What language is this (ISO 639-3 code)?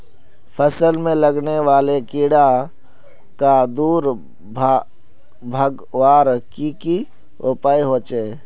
mag